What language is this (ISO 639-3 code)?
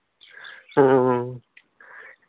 sat